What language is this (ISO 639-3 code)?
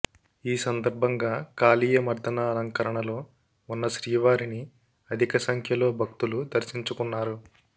tel